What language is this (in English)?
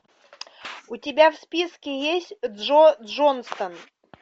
Russian